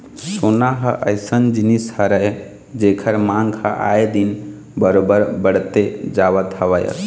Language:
Chhattisgarhi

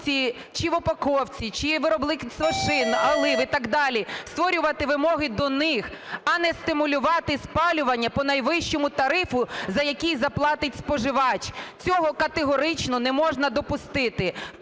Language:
Ukrainian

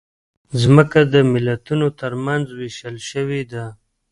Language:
Pashto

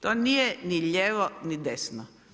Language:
Croatian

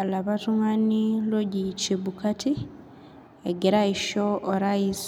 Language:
Masai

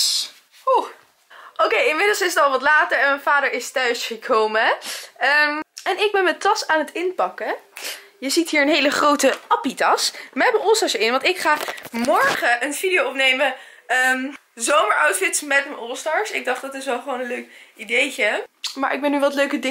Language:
Dutch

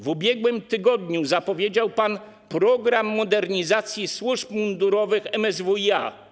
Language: Polish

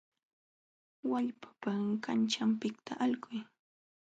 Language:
Jauja Wanca Quechua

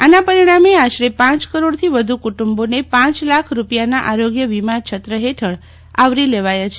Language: Gujarati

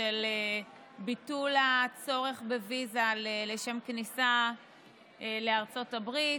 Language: Hebrew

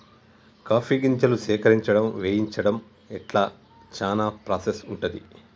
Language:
Telugu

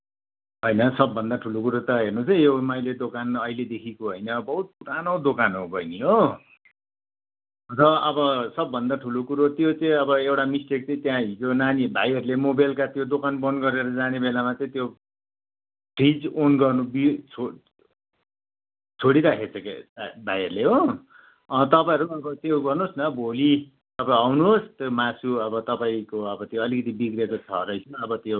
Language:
Nepali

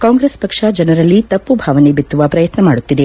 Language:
Kannada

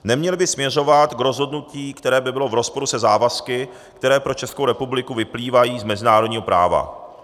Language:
Czech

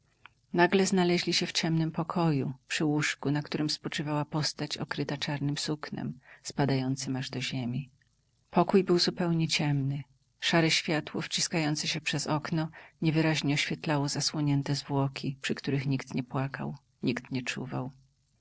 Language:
Polish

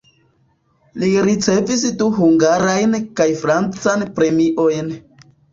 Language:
Esperanto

